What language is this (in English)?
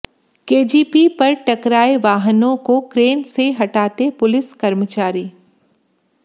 Hindi